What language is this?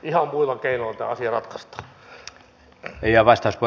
Finnish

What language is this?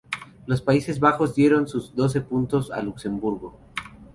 Spanish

